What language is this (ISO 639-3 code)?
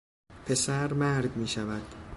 fas